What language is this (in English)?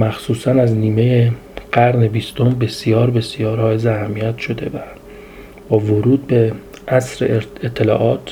Persian